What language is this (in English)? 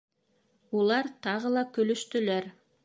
Bashkir